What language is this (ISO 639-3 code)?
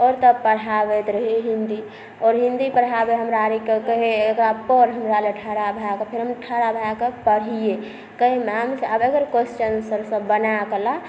mai